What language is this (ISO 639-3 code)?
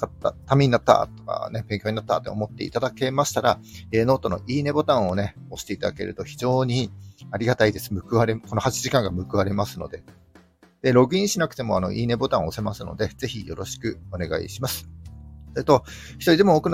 jpn